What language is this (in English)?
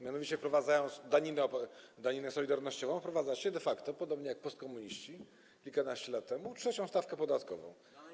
Polish